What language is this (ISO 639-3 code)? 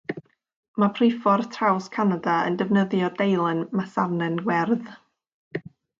cym